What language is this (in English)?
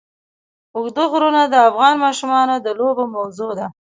Pashto